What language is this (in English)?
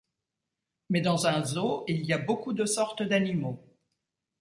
French